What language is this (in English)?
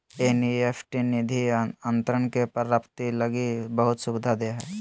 Magahi